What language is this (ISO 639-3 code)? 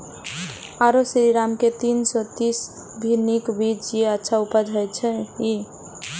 mai